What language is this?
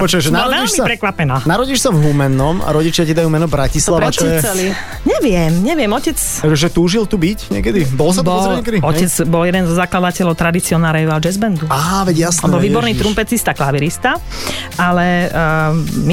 Slovak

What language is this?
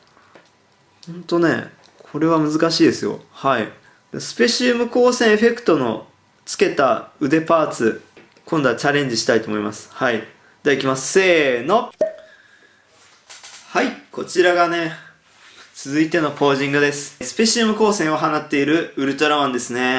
Japanese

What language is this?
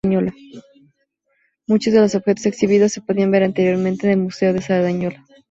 Spanish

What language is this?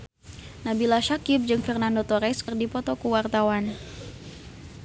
Sundanese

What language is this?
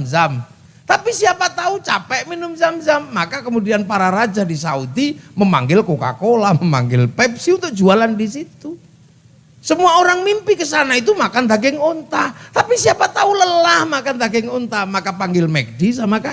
Indonesian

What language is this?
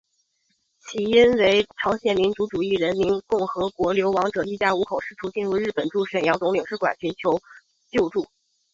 Chinese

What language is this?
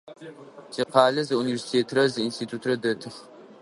Adyghe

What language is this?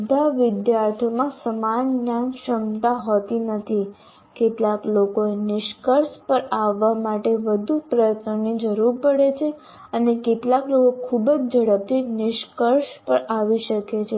Gujarati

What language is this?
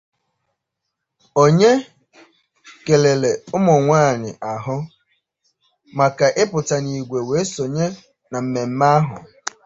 Igbo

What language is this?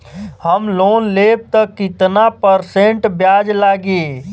Bhojpuri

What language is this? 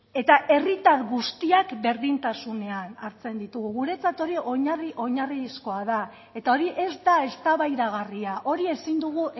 Basque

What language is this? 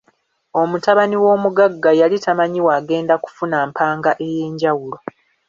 Ganda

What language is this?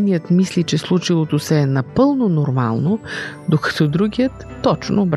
Bulgarian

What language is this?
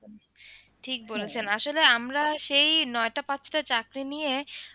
Bangla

